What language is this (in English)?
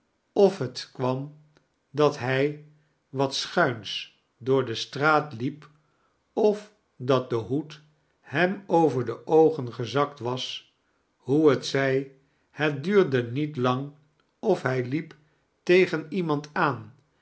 Dutch